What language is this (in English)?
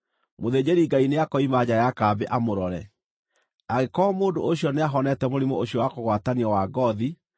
Kikuyu